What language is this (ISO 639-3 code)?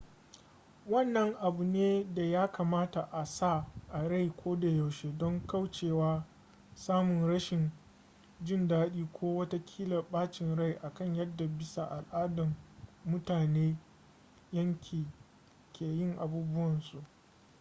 hau